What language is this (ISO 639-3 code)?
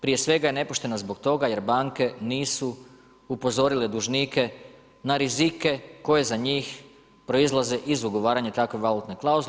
hrv